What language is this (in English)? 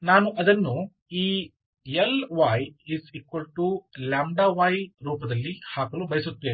Kannada